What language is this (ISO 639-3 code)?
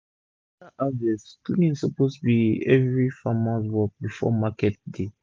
pcm